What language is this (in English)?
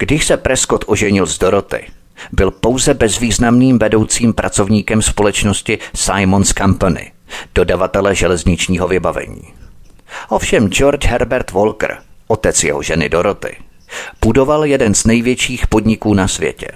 Czech